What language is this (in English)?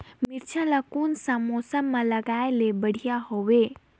Chhattisgarhi